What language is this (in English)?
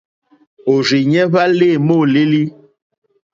Mokpwe